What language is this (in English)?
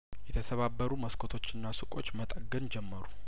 Amharic